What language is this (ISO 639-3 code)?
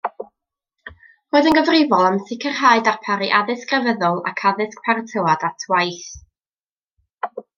cym